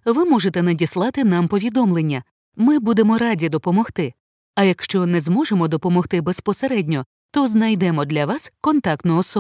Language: Ukrainian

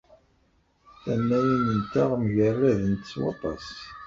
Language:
Kabyle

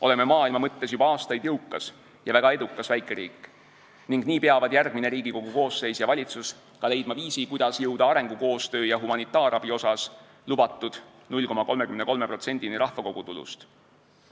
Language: Estonian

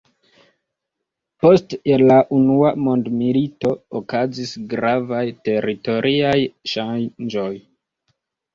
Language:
Esperanto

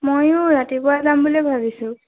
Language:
Assamese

